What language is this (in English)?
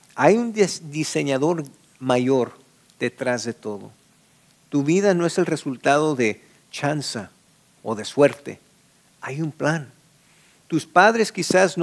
Spanish